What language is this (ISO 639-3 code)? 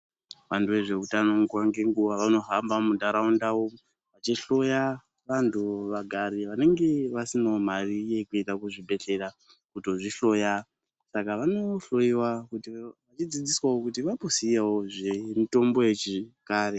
ndc